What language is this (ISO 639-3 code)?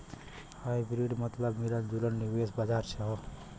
bho